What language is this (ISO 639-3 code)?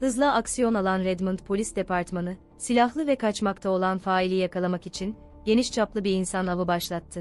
tur